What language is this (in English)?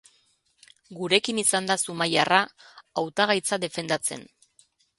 Basque